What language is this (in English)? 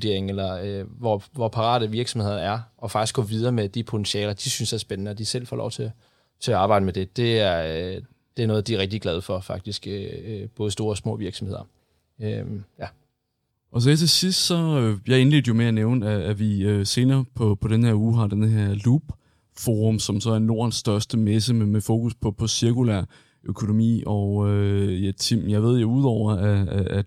Danish